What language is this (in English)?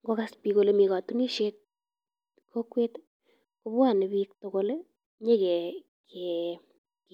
Kalenjin